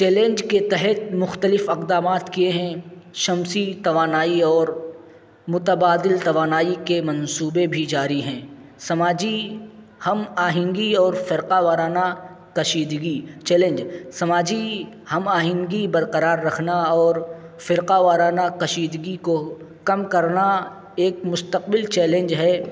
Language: Urdu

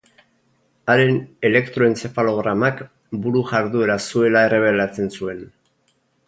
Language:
Basque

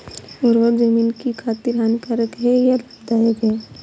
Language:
Hindi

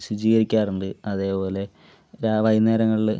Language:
Malayalam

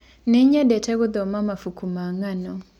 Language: Kikuyu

